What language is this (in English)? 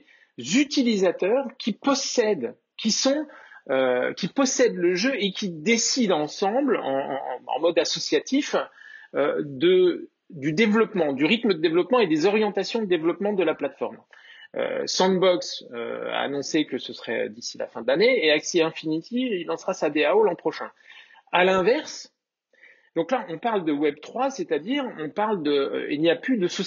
French